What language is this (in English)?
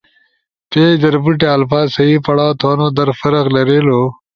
Ushojo